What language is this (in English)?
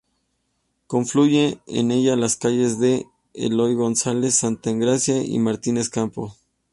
Spanish